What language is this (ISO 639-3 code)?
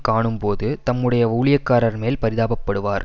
tam